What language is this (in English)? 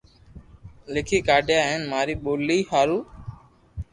Loarki